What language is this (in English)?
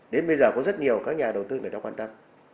Vietnamese